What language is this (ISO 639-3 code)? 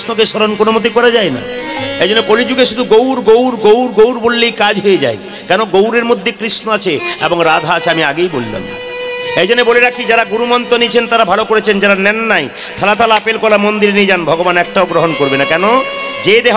hin